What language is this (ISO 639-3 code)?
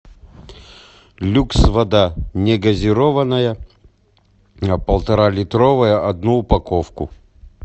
rus